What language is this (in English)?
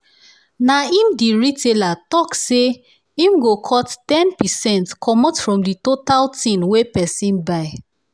Nigerian Pidgin